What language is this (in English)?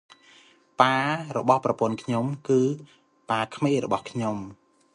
Khmer